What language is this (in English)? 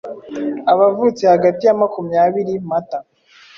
Kinyarwanda